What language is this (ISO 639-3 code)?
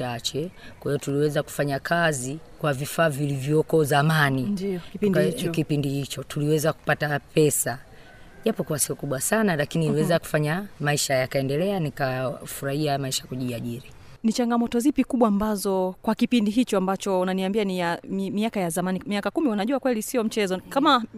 swa